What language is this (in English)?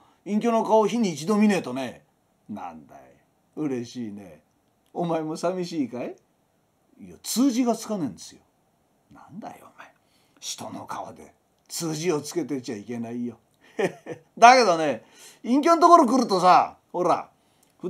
Japanese